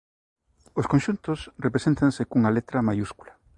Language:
Galician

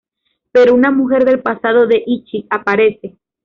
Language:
Spanish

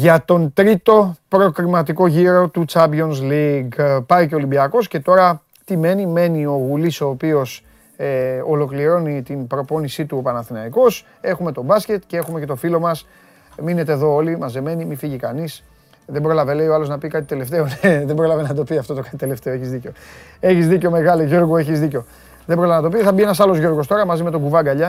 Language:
Greek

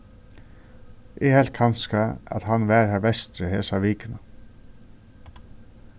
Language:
Faroese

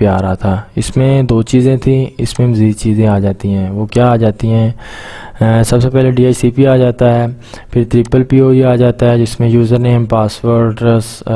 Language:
Urdu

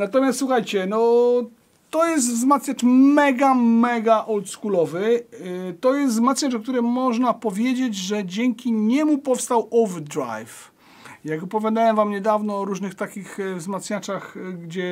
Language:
Polish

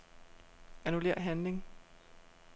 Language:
Danish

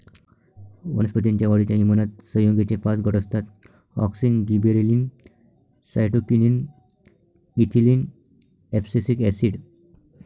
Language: Marathi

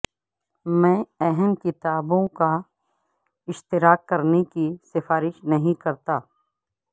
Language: Urdu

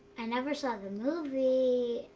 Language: English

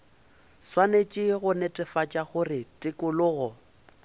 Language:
Northern Sotho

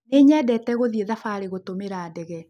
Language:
Kikuyu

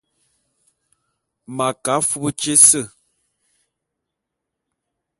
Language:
Bulu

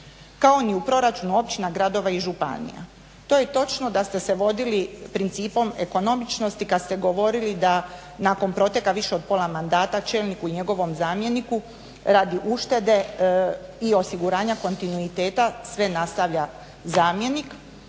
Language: Croatian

